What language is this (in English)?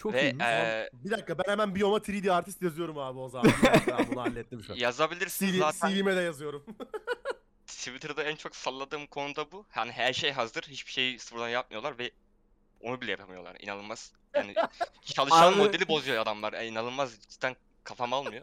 Turkish